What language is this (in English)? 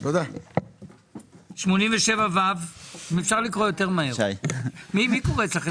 Hebrew